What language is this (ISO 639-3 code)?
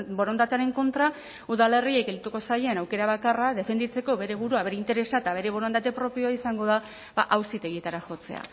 eus